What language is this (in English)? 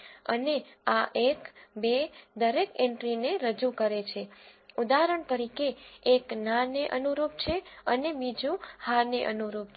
Gujarati